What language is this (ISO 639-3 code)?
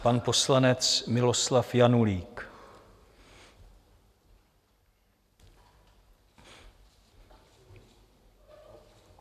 ces